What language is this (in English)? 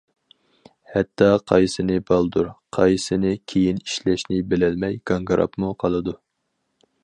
Uyghur